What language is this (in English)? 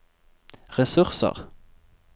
Norwegian